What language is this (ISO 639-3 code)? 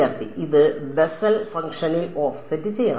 mal